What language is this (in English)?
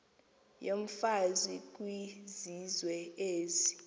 Xhosa